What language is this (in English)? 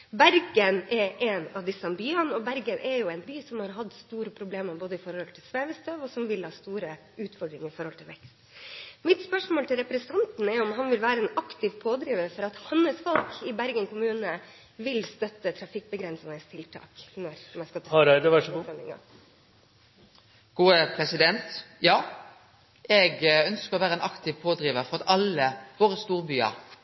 Norwegian